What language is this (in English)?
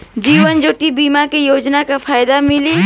Bhojpuri